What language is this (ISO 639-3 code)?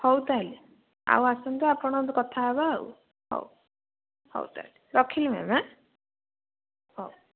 ori